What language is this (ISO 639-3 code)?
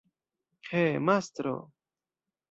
epo